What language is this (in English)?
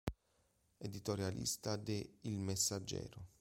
Italian